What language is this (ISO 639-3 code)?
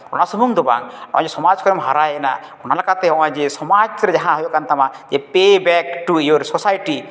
sat